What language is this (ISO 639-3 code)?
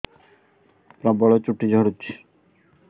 ori